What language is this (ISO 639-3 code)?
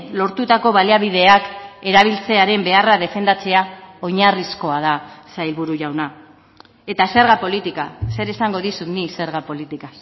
eus